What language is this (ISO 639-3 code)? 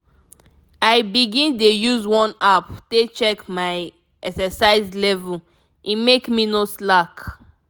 pcm